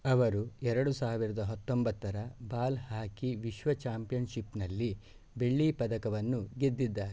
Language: Kannada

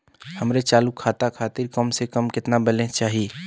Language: Bhojpuri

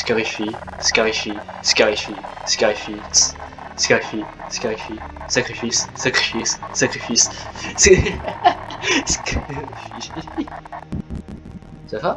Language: French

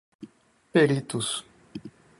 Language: Portuguese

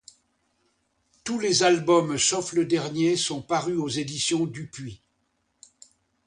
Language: French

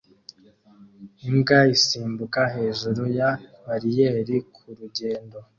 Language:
Kinyarwanda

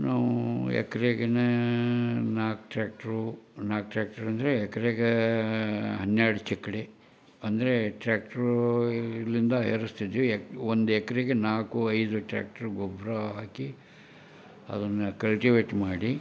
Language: Kannada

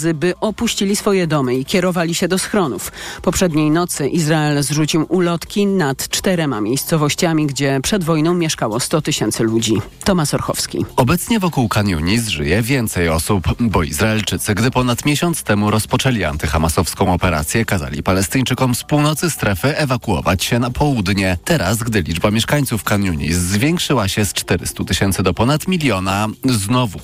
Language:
Polish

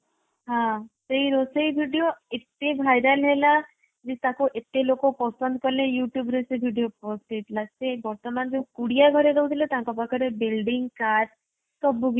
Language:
Odia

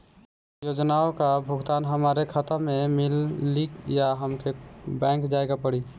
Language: Bhojpuri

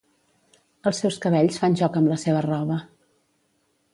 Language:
Catalan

